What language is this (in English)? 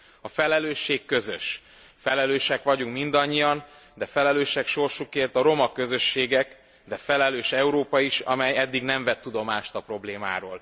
Hungarian